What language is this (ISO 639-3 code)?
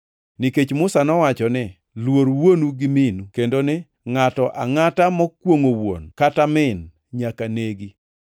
luo